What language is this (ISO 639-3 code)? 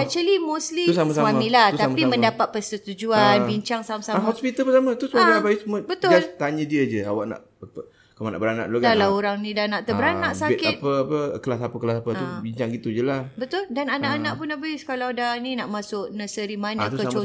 msa